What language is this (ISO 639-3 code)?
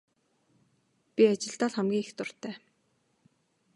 mon